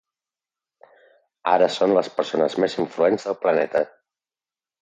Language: Catalan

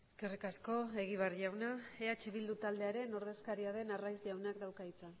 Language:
Basque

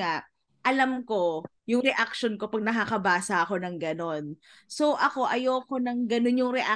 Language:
Filipino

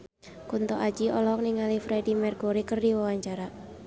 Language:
Sundanese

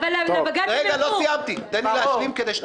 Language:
Hebrew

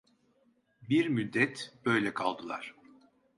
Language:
Turkish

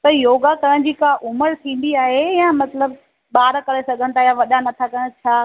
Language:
Sindhi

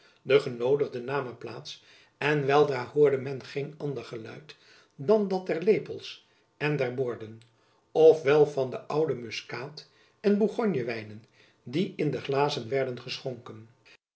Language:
Dutch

